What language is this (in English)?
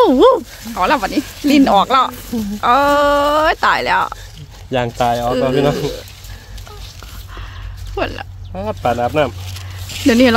Thai